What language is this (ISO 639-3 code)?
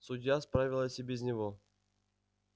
rus